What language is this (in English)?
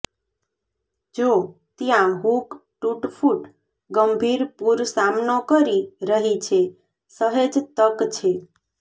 Gujarati